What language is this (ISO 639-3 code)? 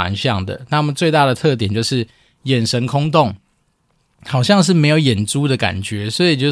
zho